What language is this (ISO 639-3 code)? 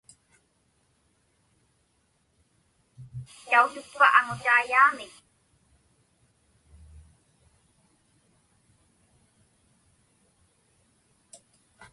ipk